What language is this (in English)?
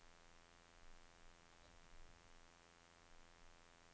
Norwegian